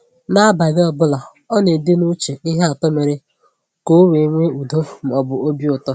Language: Igbo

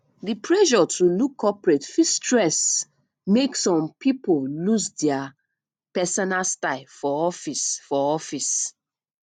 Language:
Nigerian Pidgin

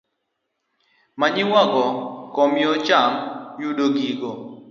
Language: Luo (Kenya and Tanzania)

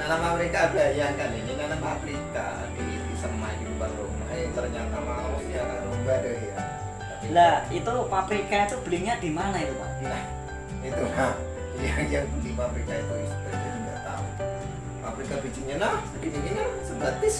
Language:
Indonesian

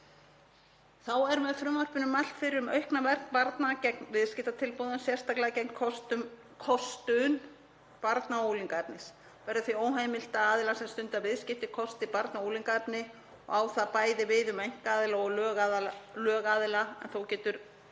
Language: Icelandic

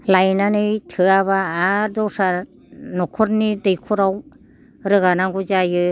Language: Bodo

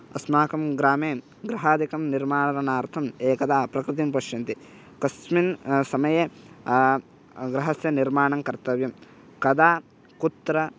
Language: Sanskrit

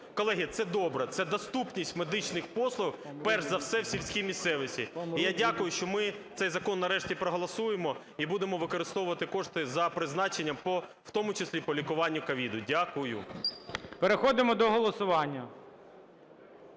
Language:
Ukrainian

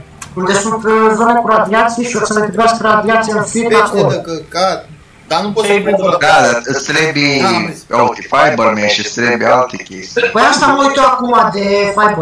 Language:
Romanian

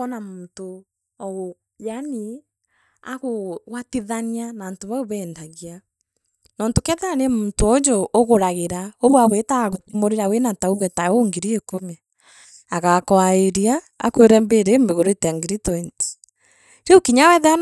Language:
Meru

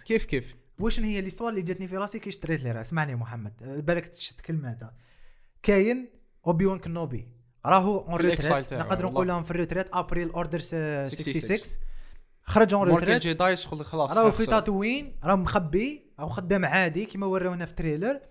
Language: Arabic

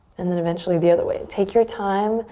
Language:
English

